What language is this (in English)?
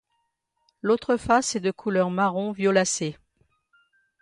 French